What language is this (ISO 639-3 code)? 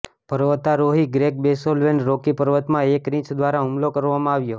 guj